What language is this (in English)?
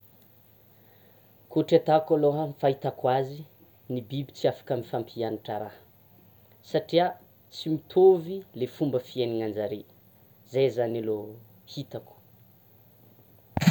Tsimihety Malagasy